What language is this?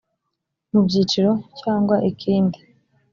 Kinyarwanda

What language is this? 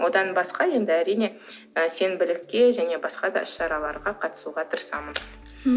Kazakh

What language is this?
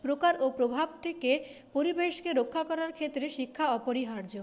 Bangla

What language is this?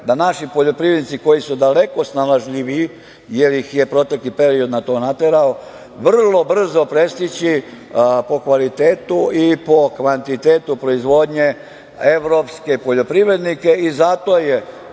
Serbian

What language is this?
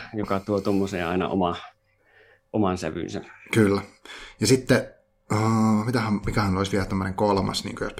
Finnish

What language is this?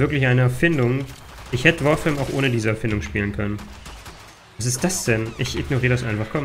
German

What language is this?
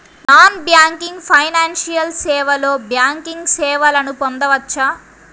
Telugu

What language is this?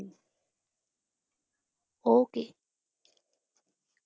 Punjabi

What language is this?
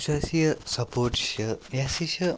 Kashmiri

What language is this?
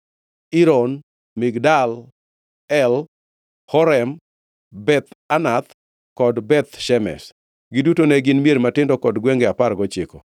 Luo (Kenya and Tanzania)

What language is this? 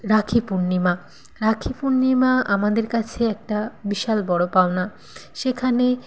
Bangla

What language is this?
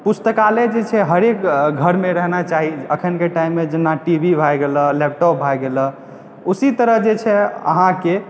Maithili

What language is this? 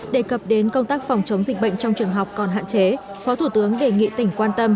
Vietnamese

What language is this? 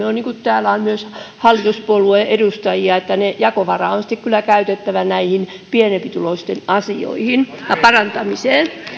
Finnish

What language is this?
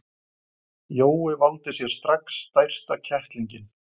Icelandic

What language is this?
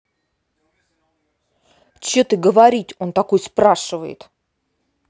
Russian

